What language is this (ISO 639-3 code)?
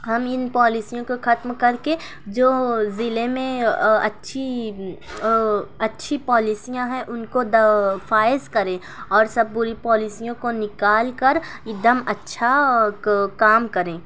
urd